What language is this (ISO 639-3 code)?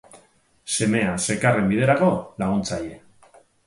eus